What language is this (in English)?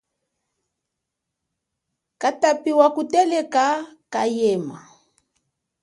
Chokwe